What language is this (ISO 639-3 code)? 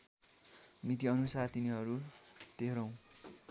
nep